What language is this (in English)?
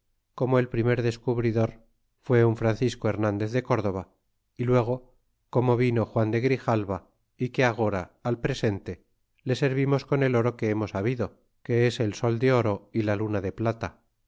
Spanish